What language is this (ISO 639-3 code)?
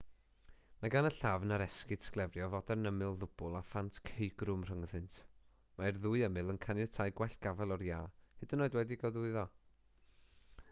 cym